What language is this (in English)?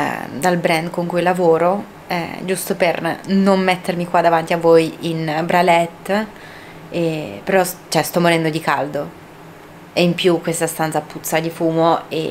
Italian